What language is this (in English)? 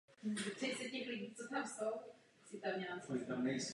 Czech